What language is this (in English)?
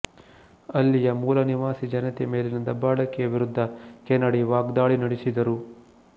Kannada